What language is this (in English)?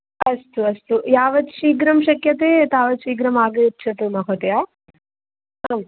Sanskrit